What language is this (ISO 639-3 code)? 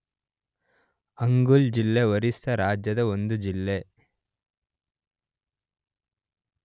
kan